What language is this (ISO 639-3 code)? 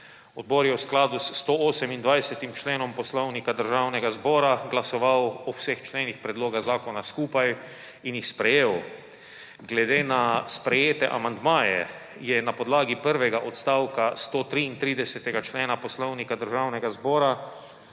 slv